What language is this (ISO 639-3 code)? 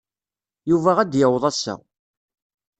kab